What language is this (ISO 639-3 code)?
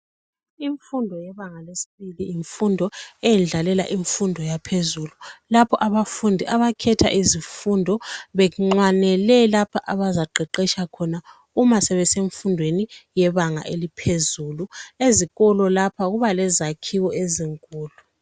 nde